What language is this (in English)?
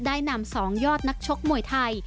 Thai